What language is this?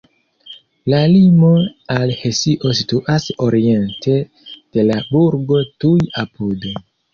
Esperanto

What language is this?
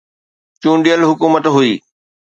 Sindhi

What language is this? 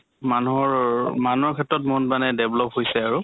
Assamese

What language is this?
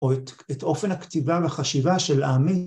Hebrew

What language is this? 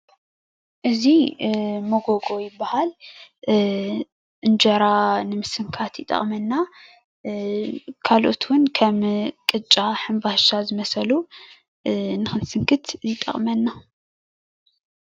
Tigrinya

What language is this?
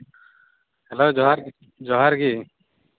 Santali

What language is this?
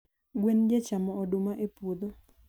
Luo (Kenya and Tanzania)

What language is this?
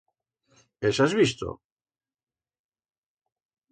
Aragonese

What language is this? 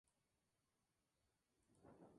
Spanish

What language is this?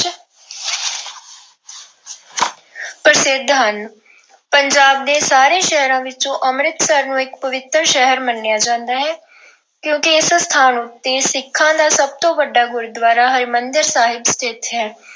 Punjabi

